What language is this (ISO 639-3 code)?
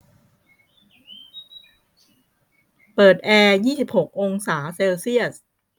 tha